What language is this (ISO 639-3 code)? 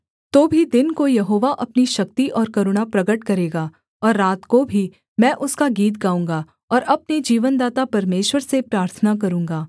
hin